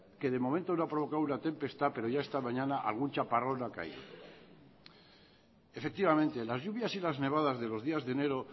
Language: Spanish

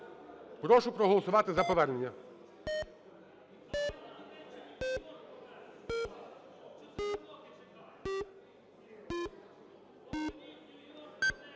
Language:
Ukrainian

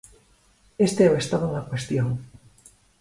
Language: Galician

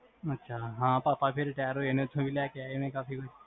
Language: Punjabi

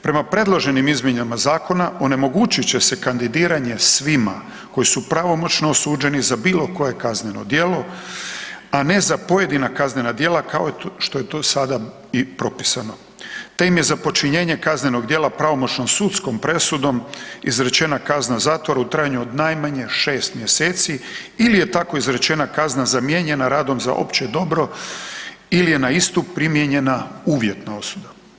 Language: Croatian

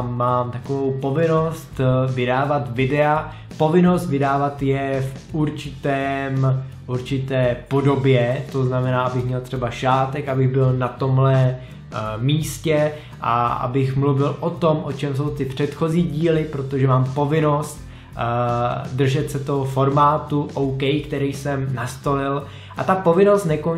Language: Czech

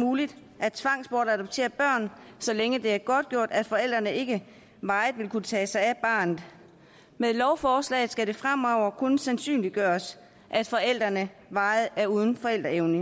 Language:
Danish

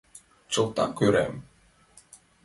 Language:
Mari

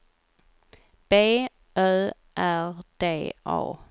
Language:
Swedish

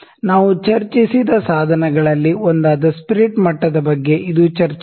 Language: Kannada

